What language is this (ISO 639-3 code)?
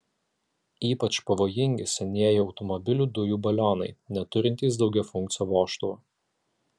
lit